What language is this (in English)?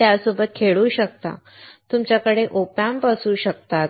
Marathi